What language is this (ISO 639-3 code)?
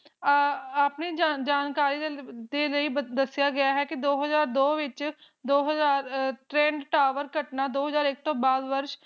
pan